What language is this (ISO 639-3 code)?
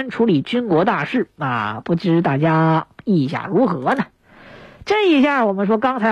zho